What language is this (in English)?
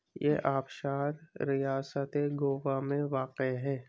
Urdu